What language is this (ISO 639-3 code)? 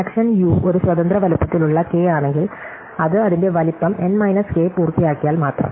mal